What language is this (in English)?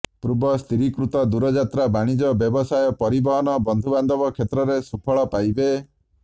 Odia